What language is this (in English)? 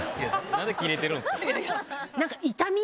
Japanese